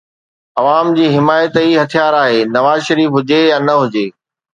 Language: Sindhi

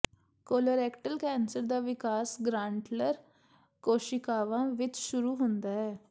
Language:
Punjabi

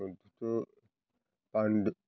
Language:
Bodo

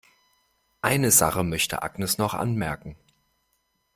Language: German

